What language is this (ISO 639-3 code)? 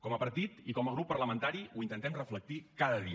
cat